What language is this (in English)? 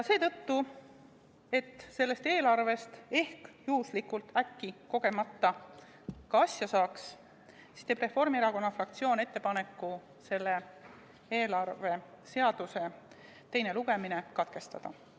Estonian